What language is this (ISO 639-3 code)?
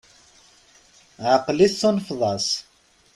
kab